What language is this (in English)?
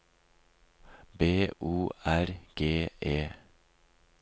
Norwegian